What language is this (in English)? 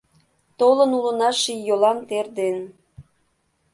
Mari